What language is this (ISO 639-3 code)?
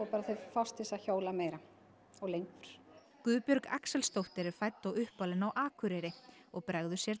isl